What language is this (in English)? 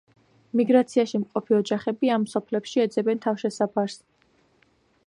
Georgian